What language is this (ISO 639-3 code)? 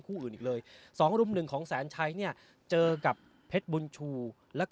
tha